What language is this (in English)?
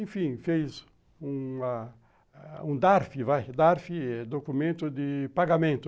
Portuguese